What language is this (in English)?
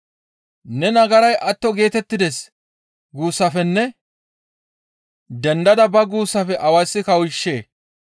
Gamo